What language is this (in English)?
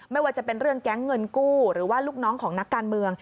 Thai